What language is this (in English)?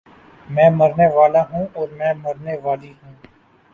Urdu